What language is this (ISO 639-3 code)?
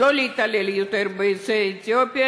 heb